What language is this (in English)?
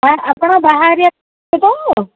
Odia